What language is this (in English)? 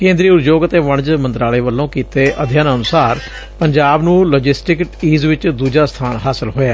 Punjabi